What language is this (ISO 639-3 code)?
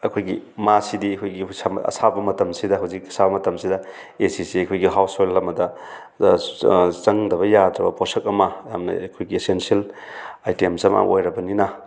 mni